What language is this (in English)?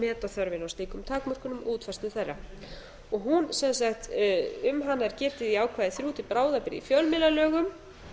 Icelandic